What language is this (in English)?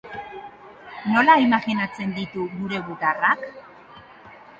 Basque